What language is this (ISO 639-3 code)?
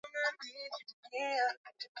swa